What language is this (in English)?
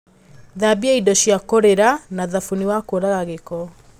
Kikuyu